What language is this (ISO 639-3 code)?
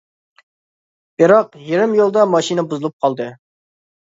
uig